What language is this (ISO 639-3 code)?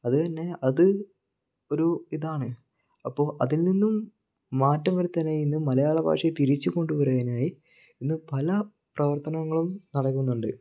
mal